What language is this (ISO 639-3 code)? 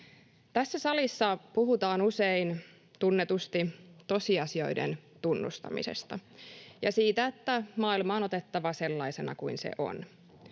fin